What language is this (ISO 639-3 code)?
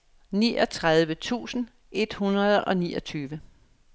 dan